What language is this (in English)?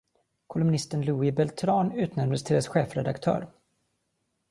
Swedish